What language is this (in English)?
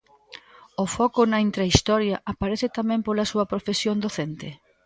Galician